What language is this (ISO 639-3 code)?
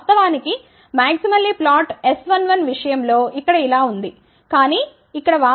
tel